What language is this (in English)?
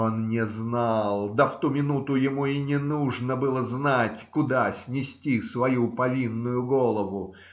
Russian